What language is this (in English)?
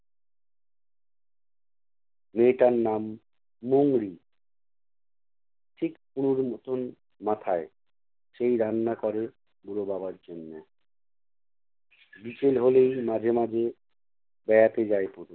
Bangla